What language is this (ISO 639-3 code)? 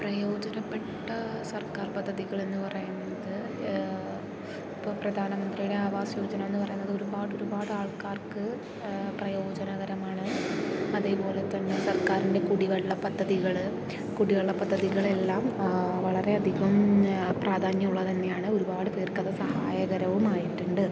mal